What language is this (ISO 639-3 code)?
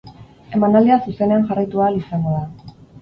eus